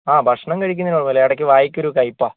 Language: Malayalam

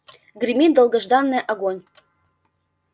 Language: Russian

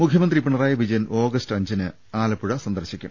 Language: Malayalam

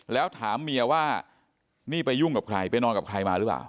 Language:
Thai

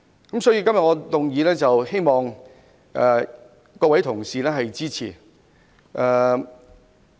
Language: Cantonese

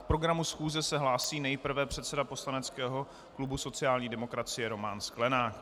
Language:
Czech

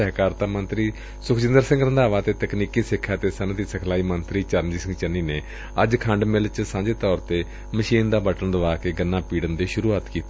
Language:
Punjabi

